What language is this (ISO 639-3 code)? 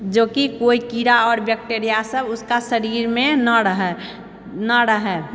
mai